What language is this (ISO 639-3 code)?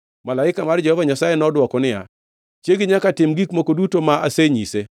luo